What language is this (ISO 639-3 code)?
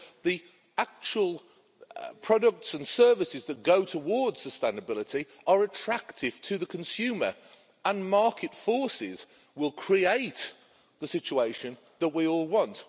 eng